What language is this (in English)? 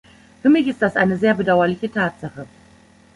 German